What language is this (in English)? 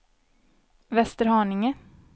Swedish